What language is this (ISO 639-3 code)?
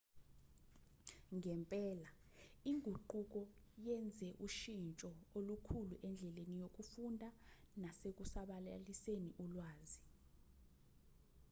zul